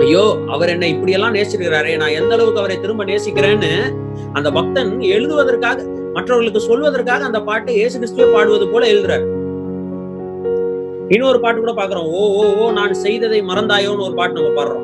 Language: Tamil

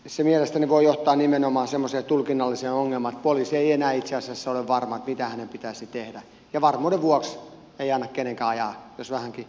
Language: Finnish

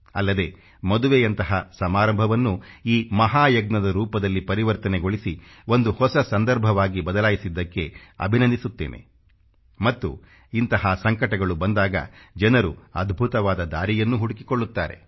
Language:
Kannada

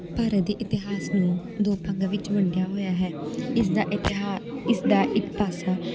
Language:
Punjabi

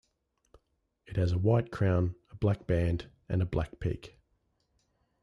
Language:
English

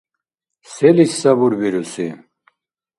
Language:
Dargwa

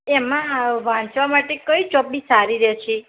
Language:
Gujarati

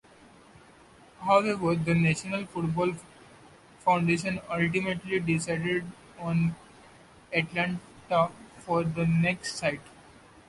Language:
English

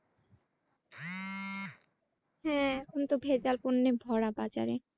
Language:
Bangla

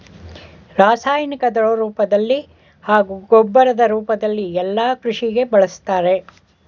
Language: Kannada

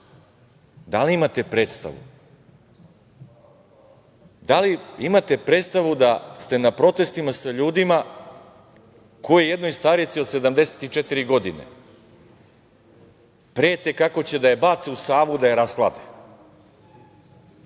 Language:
Serbian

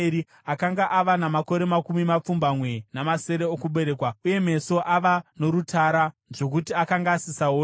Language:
Shona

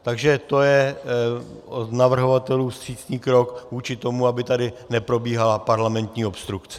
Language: Czech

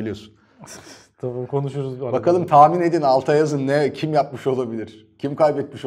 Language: Turkish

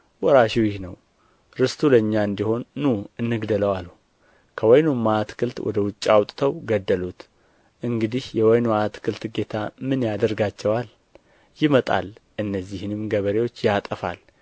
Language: Amharic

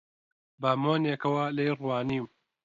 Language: Central Kurdish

